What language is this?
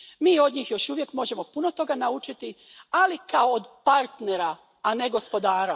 Croatian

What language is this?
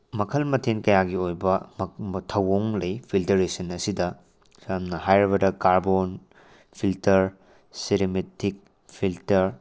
Manipuri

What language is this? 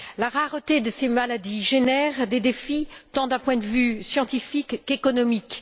French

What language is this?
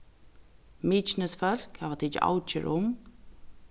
Faroese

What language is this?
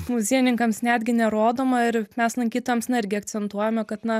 Lithuanian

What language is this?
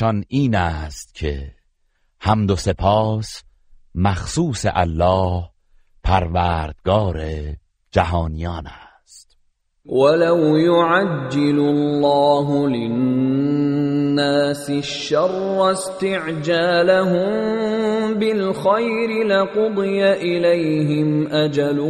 Persian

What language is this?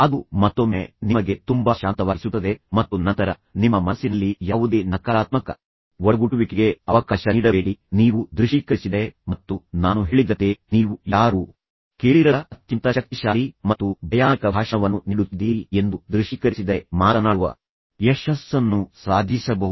Kannada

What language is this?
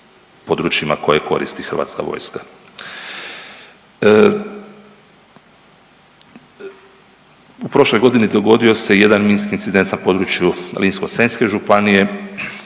Croatian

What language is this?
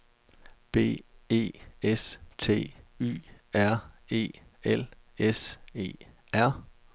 Danish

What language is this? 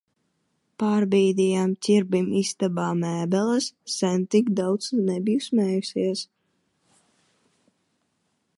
Latvian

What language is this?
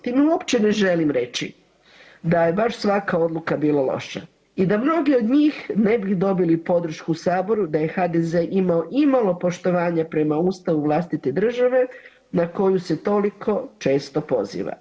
Croatian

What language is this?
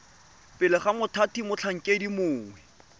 Tswana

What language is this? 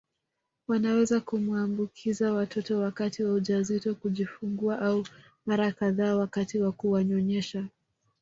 Swahili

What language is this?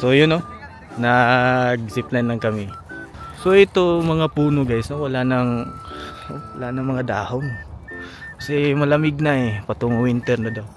Filipino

